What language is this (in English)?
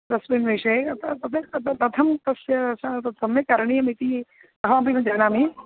Sanskrit